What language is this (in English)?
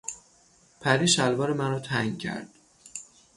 Persian